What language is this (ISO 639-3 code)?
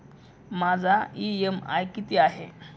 mar